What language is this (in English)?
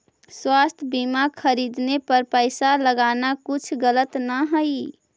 Magahi